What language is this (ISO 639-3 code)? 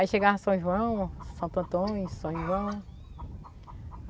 por